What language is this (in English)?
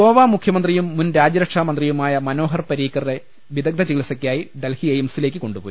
Malayalam